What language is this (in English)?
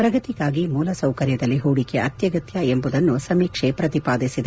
Kannada